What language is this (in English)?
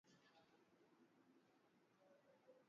Swahili